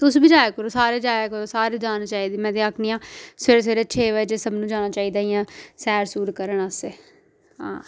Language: Dogri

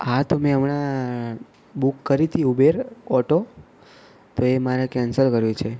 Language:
Gujarati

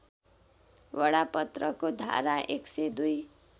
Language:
Nepali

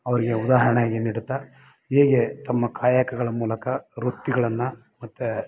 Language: Kannada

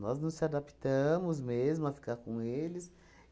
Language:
Portuguese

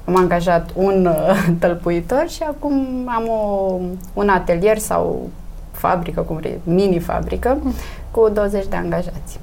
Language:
Romanian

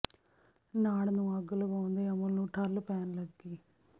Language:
Punjabi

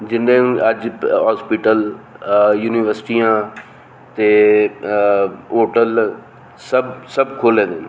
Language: Dogri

